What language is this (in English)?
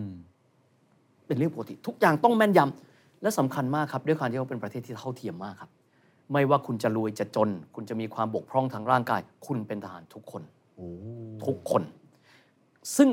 Thai